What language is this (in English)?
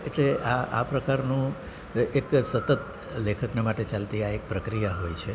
Gujarati